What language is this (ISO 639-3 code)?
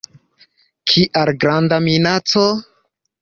epo